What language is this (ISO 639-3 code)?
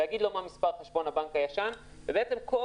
heb